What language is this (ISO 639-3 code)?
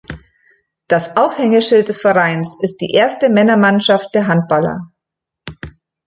deu